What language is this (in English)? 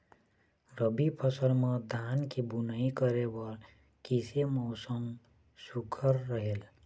Chhattisgarhi